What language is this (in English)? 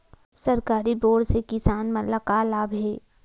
Chhattisgarhi